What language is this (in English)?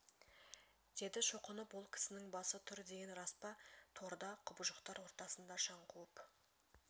Kazakh